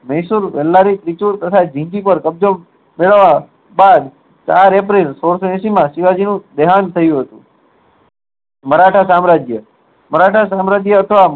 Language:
Gujarati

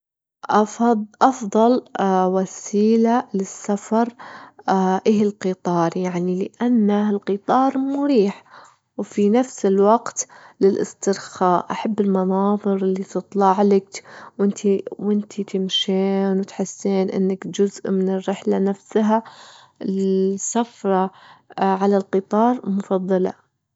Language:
Gulf Arabic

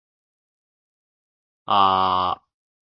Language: Japanese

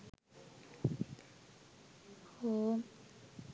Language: Sinhala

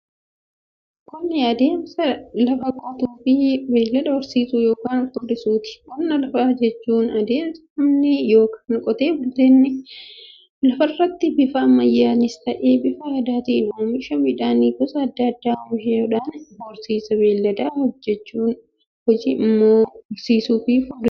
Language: Oromo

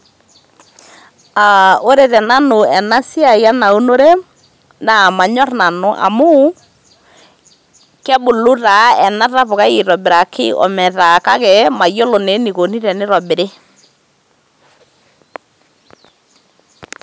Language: Masai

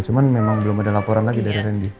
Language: Indonesian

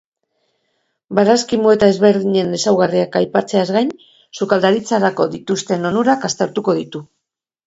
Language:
Basque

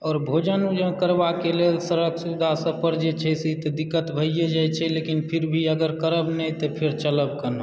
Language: Maithili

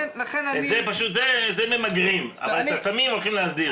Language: Hebrew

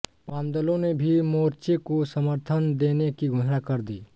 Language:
Hindi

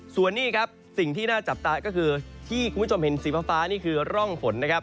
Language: Thai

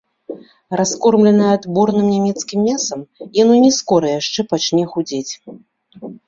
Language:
Belarusian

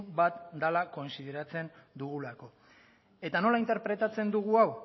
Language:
Basque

